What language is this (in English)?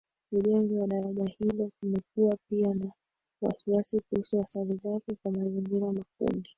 Swahili